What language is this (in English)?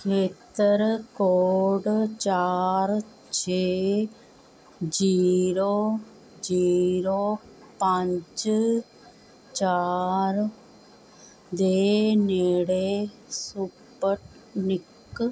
Punjabi